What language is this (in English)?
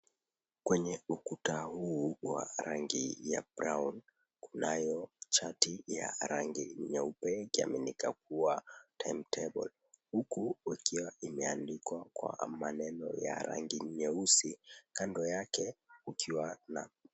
Swahili